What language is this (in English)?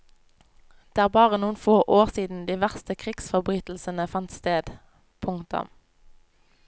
Norwegian